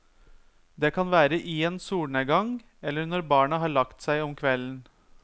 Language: Norwegian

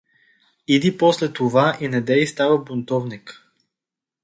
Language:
Bulgarian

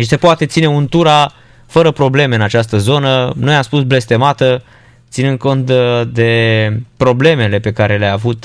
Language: Romanian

